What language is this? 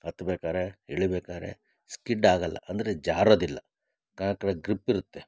Kannada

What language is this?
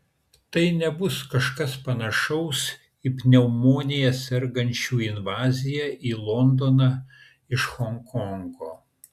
Lithuanian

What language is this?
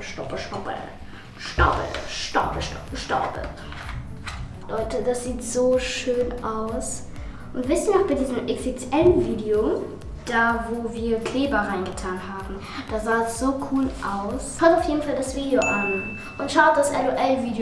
German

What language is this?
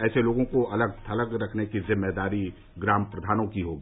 Hindi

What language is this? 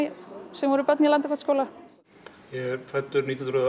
Icelandic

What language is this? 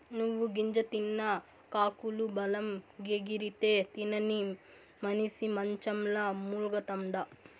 Telugu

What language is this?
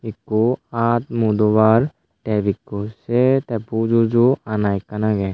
Chakma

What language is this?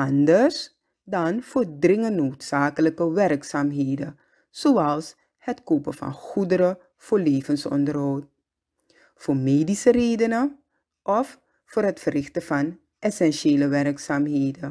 Dutch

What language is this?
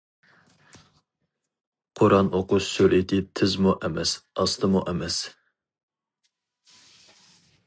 Uyghur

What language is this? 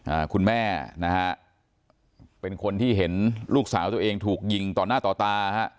Thai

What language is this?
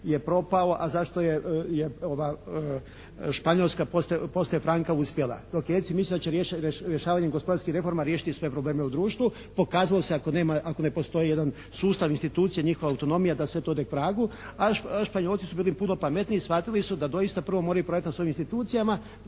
Croatian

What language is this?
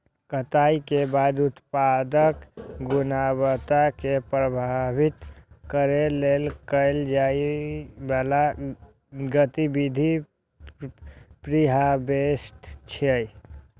Maithili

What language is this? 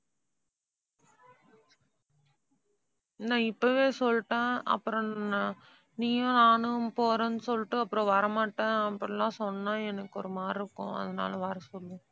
Tamil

